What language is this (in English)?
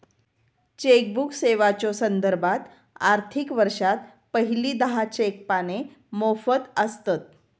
Marathi